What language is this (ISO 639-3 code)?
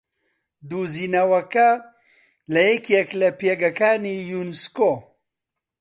ckb